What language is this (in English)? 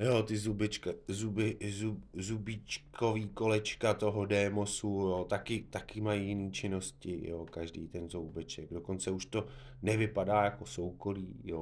Czech